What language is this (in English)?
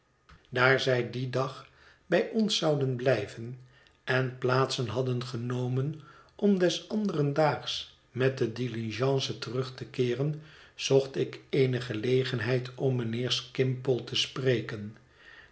Dutch